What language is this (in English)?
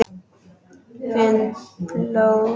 Icelandic